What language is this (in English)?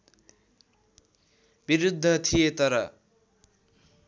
Nepali